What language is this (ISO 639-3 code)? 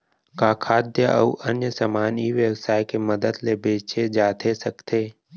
hne